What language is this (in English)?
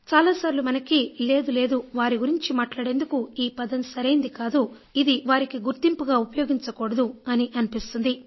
Telugu